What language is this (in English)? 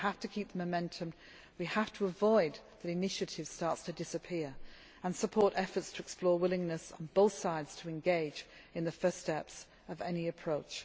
English